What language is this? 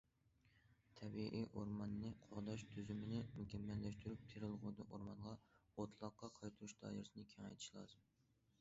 Uyghur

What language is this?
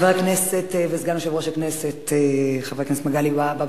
Hebrew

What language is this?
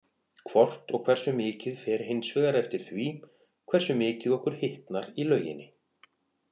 Icelandic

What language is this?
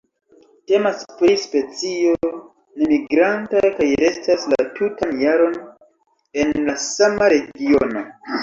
Esperanto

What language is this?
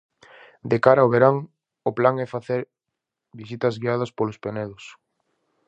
Galician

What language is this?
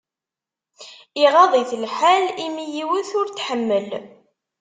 Kabyle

